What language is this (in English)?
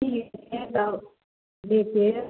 Maithili